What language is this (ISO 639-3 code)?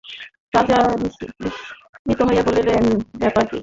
ben